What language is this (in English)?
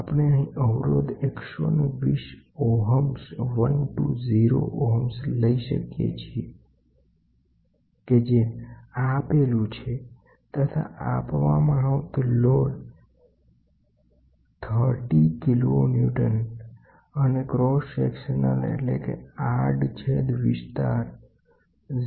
Gujarati